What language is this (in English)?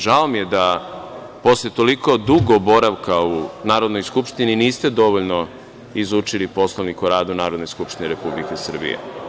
Serbian